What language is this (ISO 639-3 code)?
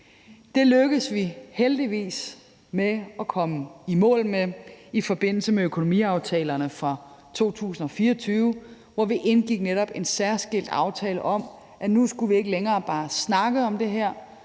dan